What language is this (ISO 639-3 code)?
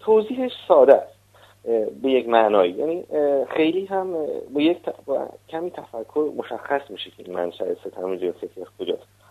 fas